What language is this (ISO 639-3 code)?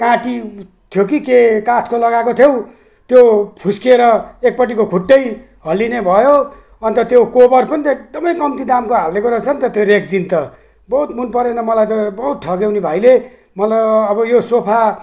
nep